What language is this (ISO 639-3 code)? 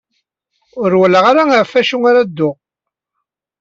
kab